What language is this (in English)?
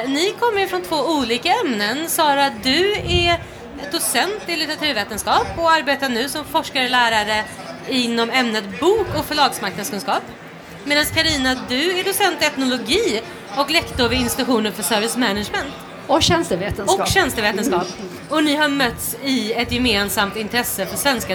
Swedish